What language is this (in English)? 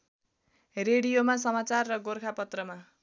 Nepali